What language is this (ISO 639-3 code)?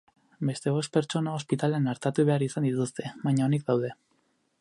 eus